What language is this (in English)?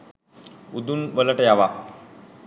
Sinhala